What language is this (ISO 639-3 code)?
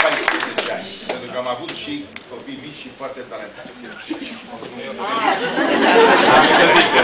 ron